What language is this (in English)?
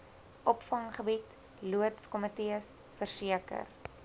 Afrikaans